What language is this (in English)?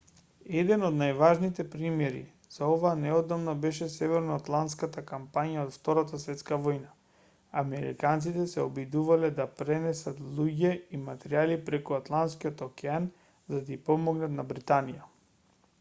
Macedonian